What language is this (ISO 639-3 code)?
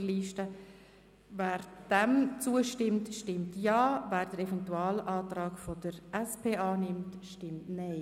gsw